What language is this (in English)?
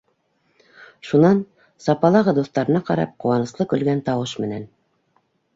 Bashkir